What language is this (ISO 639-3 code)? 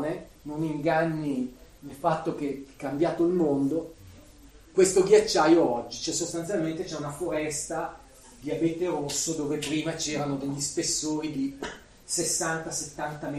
ita